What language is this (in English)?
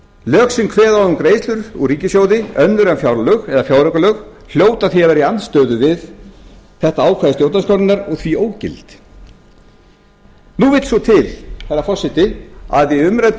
Icelandic